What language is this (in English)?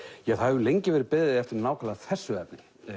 Icelandic